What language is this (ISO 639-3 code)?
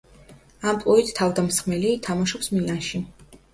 kat